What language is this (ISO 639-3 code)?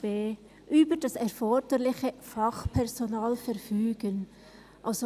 gsw